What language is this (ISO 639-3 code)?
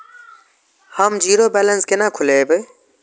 mai